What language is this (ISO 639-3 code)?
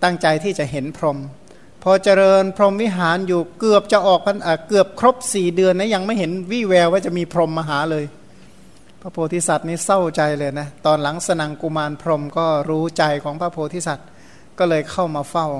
tha